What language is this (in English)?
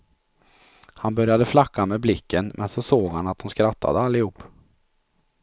Swedish